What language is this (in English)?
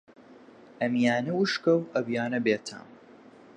Central Kurdish